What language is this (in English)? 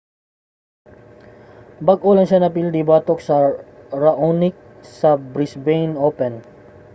Cebuano